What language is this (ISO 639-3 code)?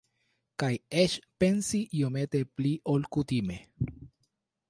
epo